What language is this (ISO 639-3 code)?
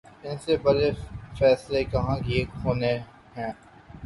urd